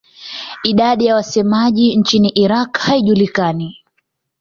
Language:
Swahili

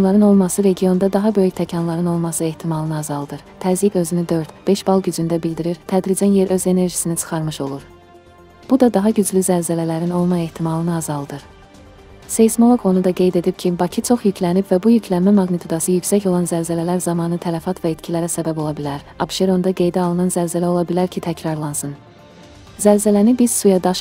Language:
Turkish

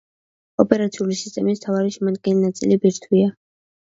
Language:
Georgian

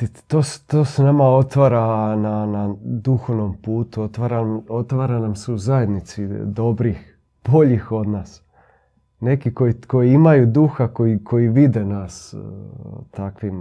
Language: Croatian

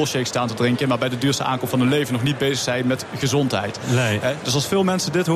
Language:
Dutch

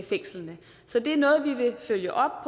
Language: Danish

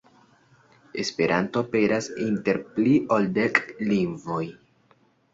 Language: Esperanto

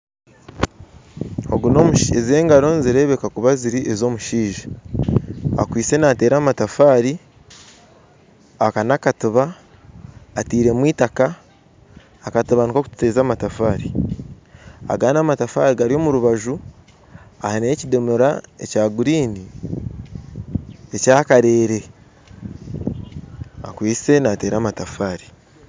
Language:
Nyankole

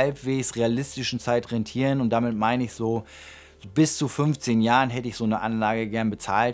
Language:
German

